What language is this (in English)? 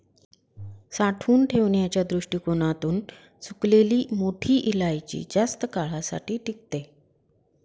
Marathi